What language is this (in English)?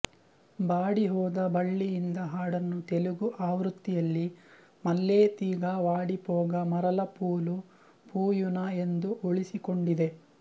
Kannada